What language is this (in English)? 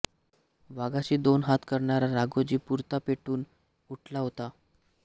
Marathi